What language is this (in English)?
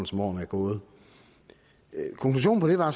Danish